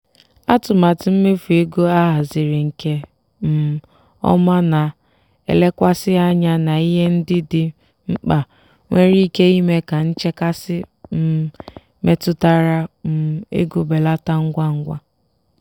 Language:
Igbo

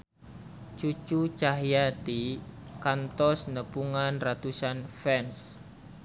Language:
Sundanese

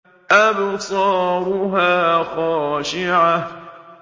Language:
Arabic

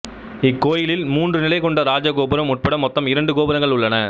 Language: Tamil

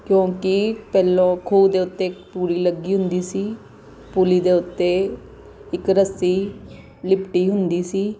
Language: Punjabi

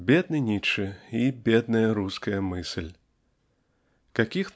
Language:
Russian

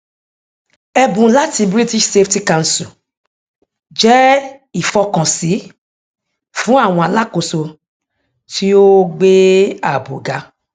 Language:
Yoruba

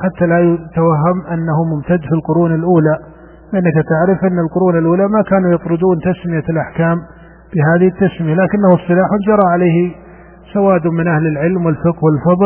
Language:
Arabic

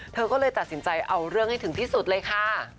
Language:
Thai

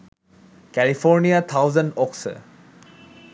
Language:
Bangla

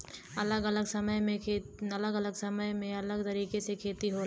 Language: Bhojpuri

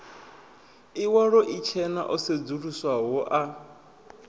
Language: Venda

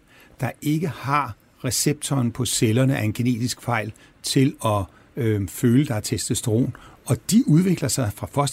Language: Danish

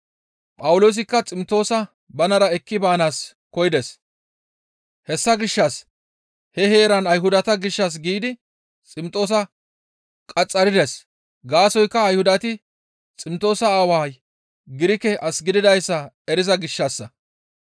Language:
Gamo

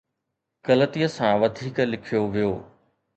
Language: Sindhi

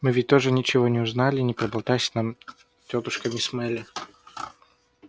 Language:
Russian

